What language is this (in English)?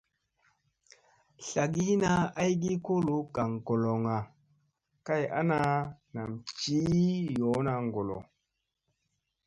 Musey